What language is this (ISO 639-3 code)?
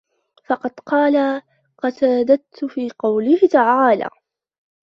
ara